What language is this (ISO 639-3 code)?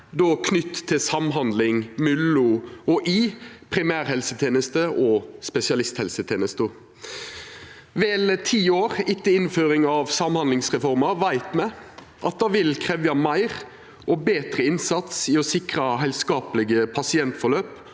nor